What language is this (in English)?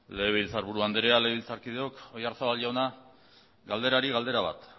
Basque